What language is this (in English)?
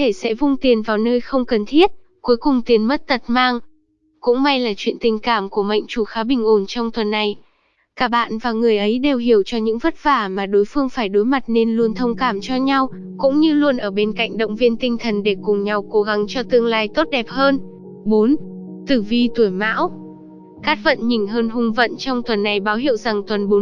Vietnamese